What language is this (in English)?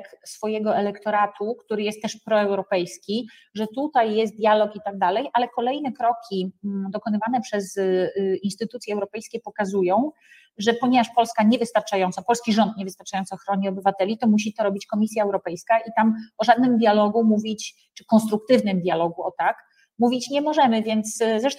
Polish